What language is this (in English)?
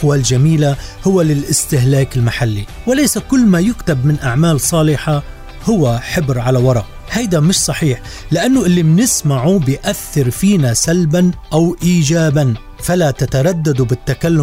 Arabic